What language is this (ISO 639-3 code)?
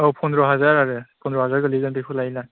brx